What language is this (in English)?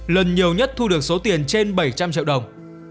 Vietnamese